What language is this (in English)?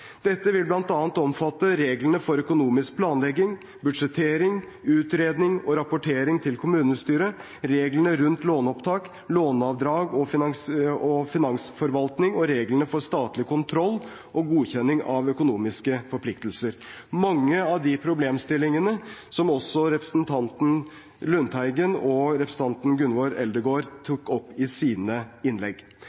Norwegian Bokmål